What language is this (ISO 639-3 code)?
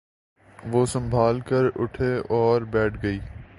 urd